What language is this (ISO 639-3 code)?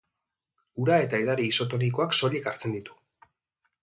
eus